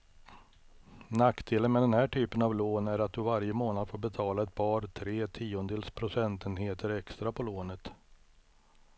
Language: Swedish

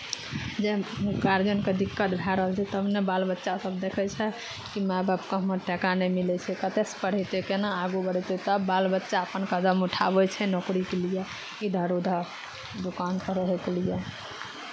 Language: Maithili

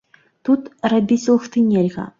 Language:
Belarusian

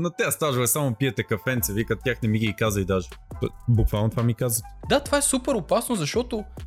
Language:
Bulgarian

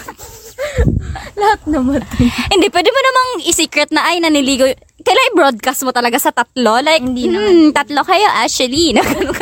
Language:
Filipino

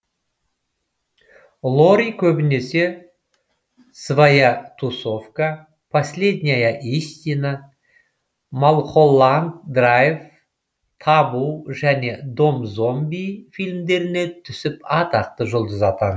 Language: Kazakh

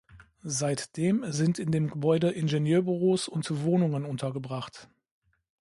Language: German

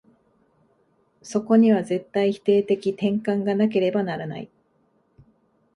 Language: Japanese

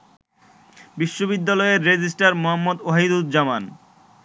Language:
Bangla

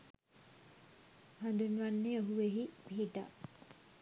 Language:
Sinhala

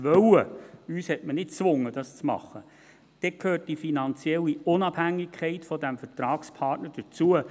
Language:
Swiss German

